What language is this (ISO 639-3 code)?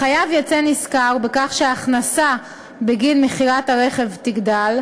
heb